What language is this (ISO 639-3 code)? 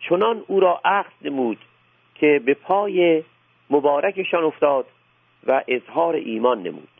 fas